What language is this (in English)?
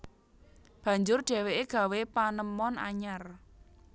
Javanese